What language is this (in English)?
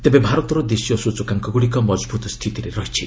Odia